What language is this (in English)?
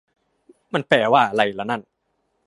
Thai